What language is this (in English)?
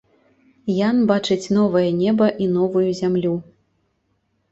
Belarusian